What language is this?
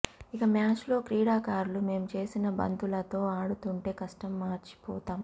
Telugu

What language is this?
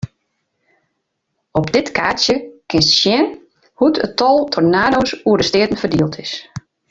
Western Frisian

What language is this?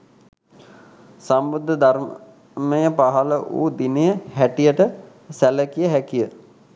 Sinhala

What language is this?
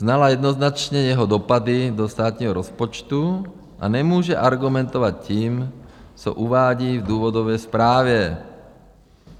Czech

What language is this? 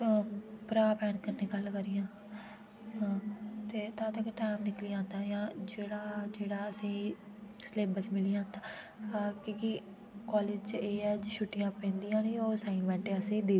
Dogri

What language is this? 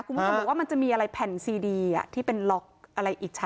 Thai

